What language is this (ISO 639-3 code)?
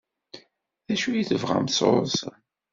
kab